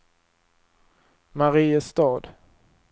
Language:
Swedish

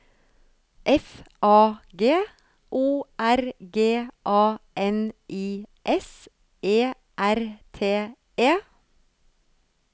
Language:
Norwegian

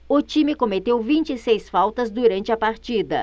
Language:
Portuguese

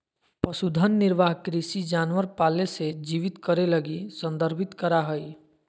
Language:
Magahi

